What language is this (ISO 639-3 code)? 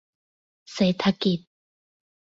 tha